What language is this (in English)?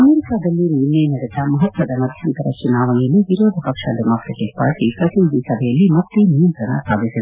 Kannada